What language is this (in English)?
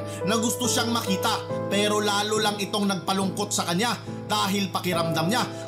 Filipino